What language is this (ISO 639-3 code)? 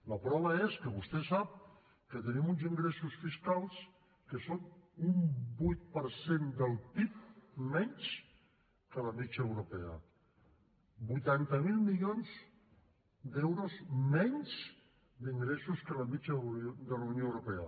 cat